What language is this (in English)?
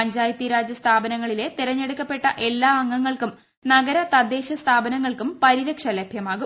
Malayalam